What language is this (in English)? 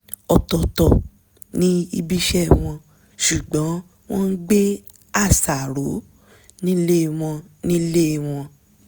Yoruba